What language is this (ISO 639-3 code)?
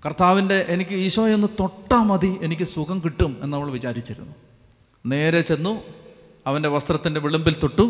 mal